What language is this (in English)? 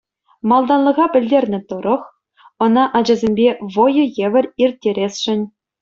Chuvash